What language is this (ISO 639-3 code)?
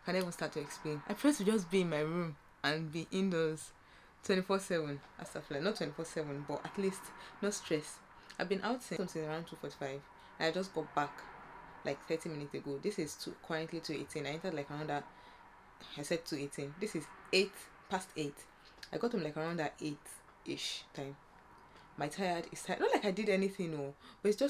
eng